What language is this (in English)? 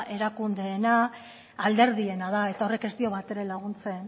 Basque